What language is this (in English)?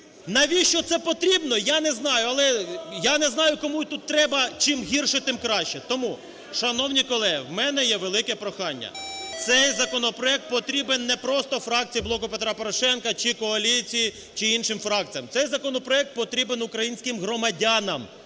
Ukrainian